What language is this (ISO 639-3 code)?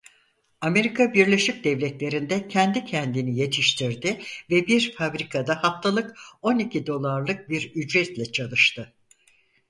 tur